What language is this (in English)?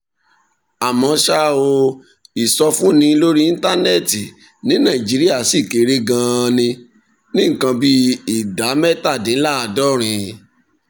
Yoruba